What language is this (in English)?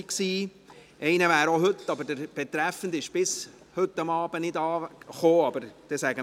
Swiss German